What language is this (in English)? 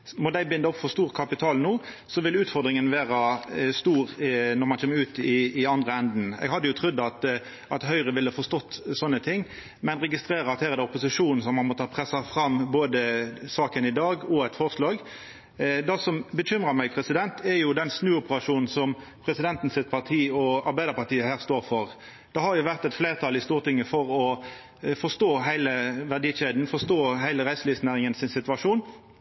Norwegian Nynorsk